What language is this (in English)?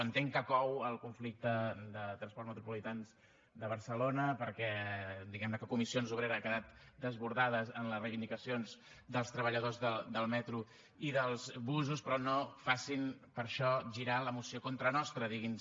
Catalan